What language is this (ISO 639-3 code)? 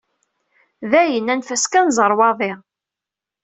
kab